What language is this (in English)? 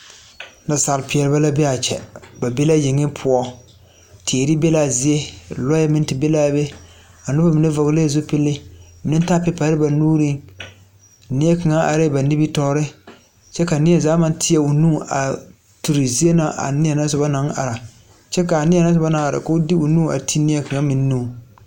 Southern Dagaare